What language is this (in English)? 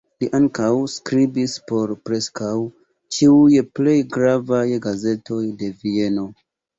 Esperanto